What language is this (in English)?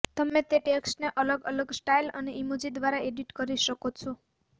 Gujarati